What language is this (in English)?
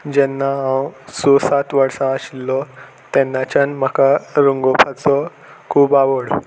Konkani